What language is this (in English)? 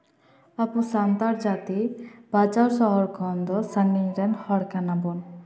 Santali